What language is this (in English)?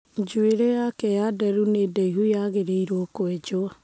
Kikuyu